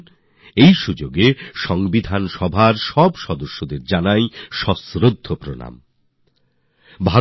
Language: Bangla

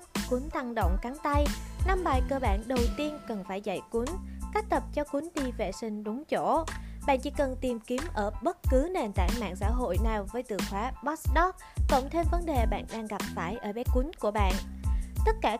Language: Vietnamese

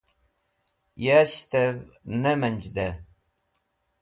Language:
Wakhi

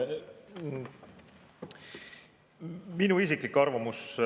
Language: Estonian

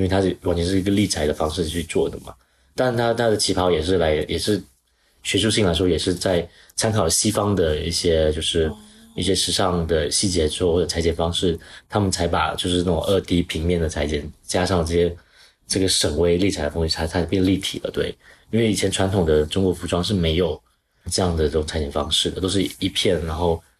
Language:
Chinese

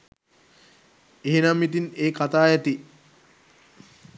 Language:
Sinhala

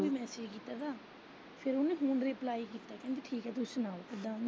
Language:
Punjabi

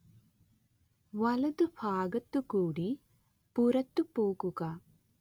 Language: Malayalam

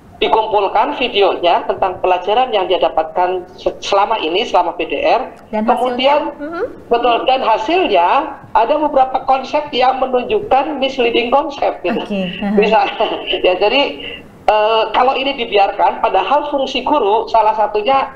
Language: Indonesian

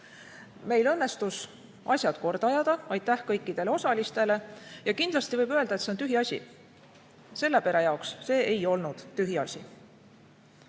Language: Estonian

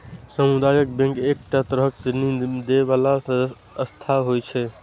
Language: Maithili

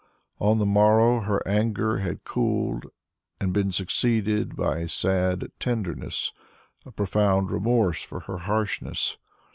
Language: English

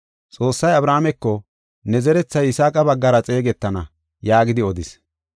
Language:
Gofa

